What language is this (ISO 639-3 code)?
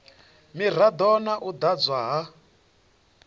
ven